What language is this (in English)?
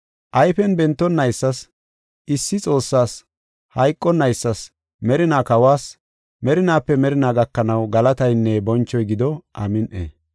Gofa